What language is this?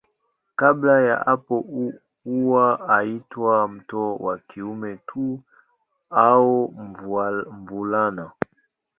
Swahili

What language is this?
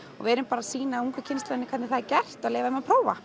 Icelandic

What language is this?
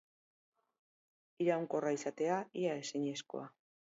Basque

